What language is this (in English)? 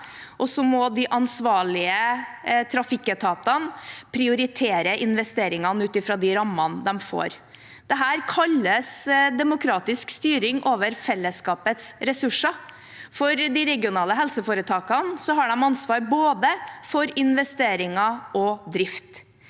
Norwegian